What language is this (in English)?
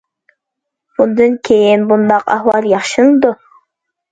Uyghur